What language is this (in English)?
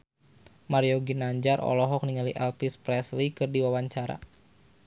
Sundanese